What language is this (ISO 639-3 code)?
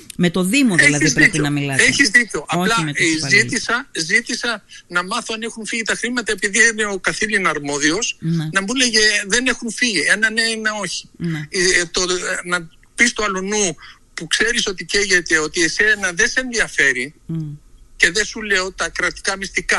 ell